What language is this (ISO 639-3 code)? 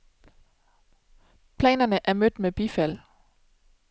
dan